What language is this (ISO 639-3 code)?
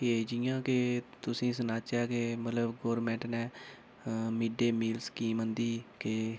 doi